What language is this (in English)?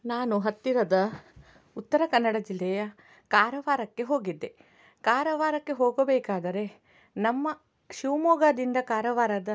Kannada